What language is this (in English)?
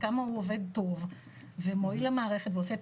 Hebrew